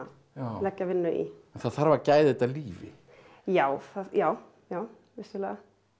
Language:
Icelandic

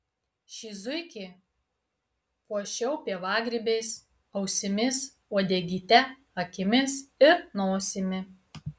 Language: Lithuanian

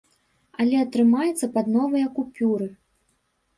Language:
Belarusian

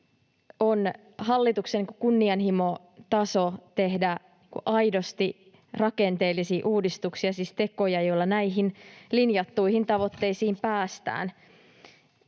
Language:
Finnish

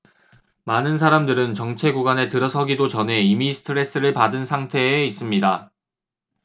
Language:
Korean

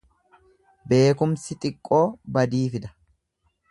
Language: Oromo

